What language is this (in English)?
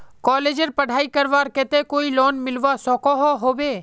Magahi